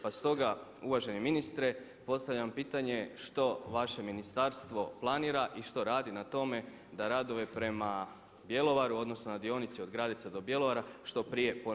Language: Croatian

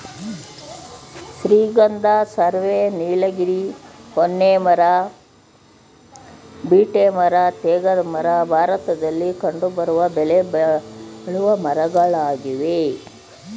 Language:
Kannada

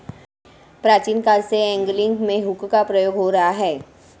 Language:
Hindi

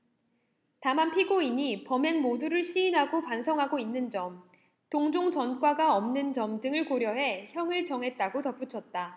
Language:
Korean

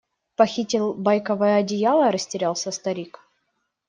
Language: Russian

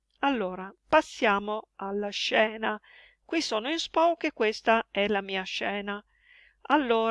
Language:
Italian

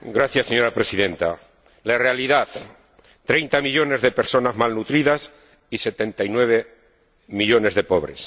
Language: Spanish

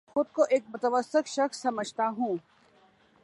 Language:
Urdu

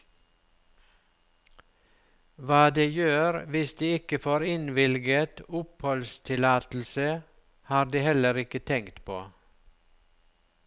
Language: Norwegian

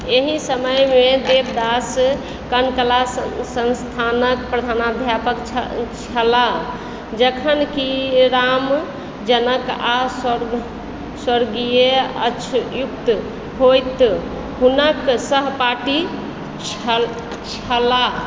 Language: Maithili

